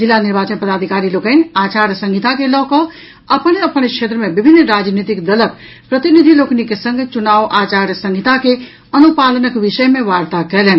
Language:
Maithili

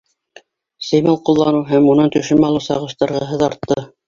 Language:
Bashkir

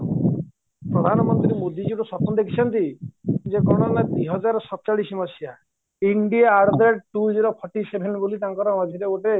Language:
Odia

